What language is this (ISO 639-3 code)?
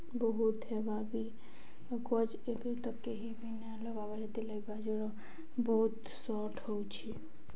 ori